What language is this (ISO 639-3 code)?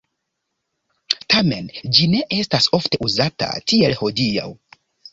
epo